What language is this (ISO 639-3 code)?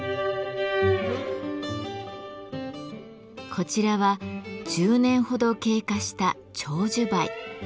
jpn